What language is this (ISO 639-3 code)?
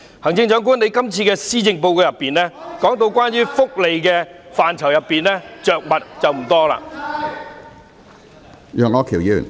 yue